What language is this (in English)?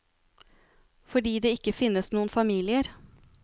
Norwegian